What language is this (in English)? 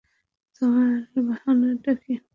Bangla